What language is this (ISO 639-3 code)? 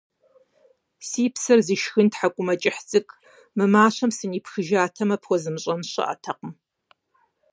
kbd